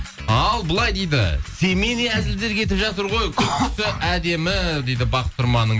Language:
Kazakh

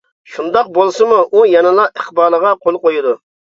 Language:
Uyghur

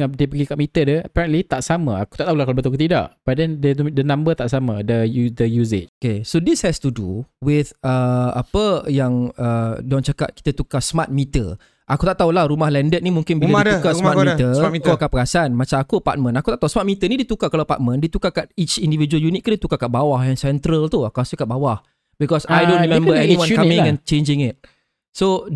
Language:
Malay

